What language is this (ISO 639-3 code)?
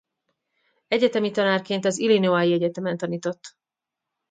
hun